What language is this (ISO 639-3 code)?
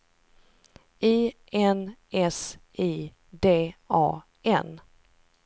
swe